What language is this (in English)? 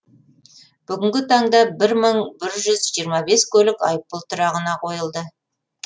Kazakh